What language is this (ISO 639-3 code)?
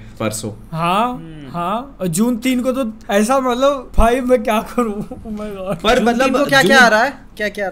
hin